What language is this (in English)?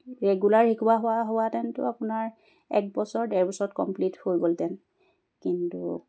Assamese